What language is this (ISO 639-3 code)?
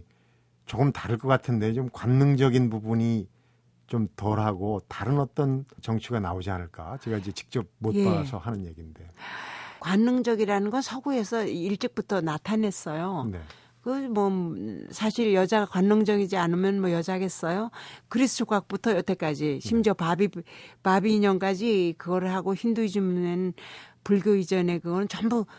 kor